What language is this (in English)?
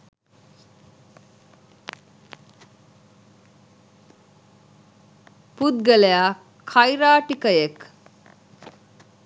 Sinhala